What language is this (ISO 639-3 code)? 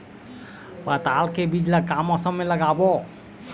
hne